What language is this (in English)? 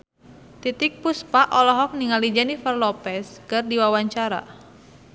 Sundanese